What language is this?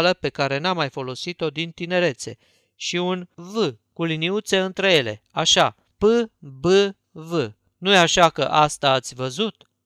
Romanian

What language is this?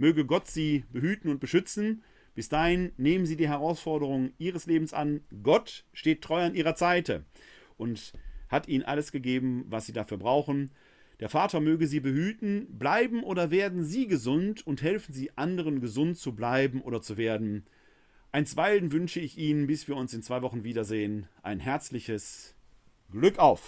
German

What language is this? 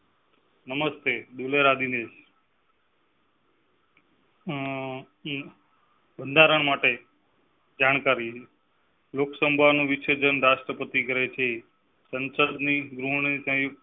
Gujarati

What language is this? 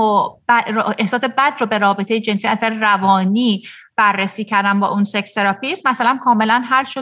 Persian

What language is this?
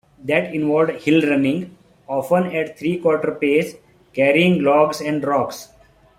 English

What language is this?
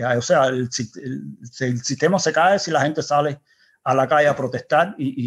Spanish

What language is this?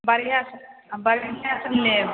Maithili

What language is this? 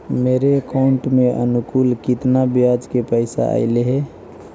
Magahi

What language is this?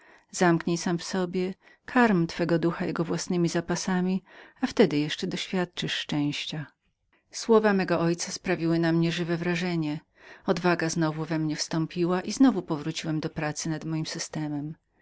Polish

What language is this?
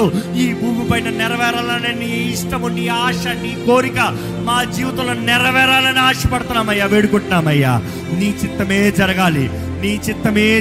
Telugu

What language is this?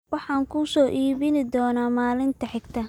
Somali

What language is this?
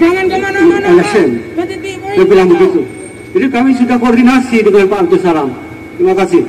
Indonesian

